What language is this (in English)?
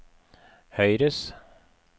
Norwegian